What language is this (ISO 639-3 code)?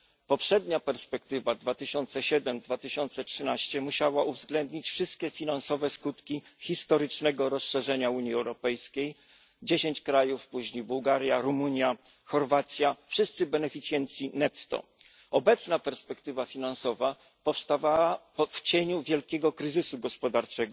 pol